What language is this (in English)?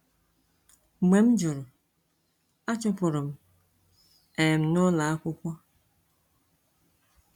Igbo